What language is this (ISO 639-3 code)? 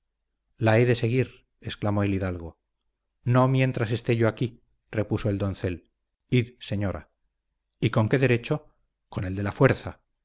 spa